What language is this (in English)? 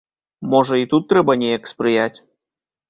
Belarusian